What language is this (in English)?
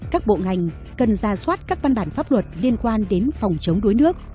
Vietnamese